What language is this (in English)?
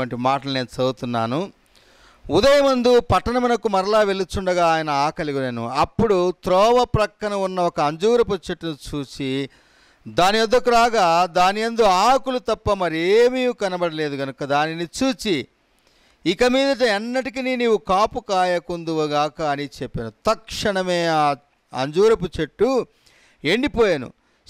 Telugu